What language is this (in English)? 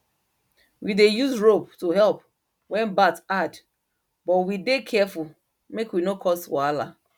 Nigerian Pidgin